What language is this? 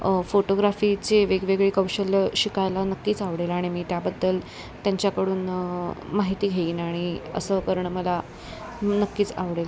Marathi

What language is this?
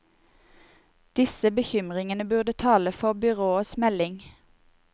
Norwegian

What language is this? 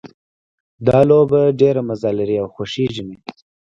Pashto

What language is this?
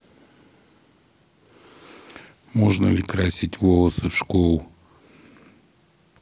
Russian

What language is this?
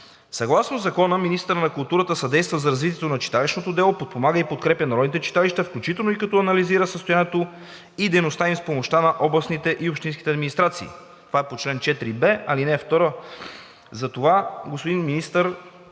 Bulgarian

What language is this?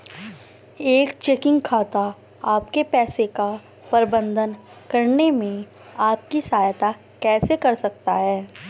Hindi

